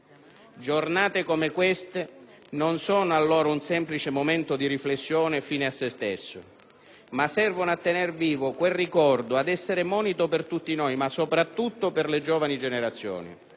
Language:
Italian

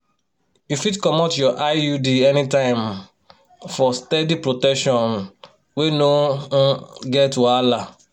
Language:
Nigerian Pidgin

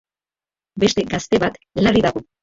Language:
Basque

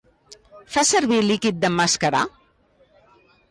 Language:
Catalan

